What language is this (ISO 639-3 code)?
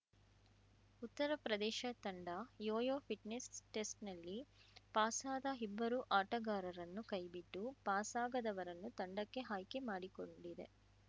kan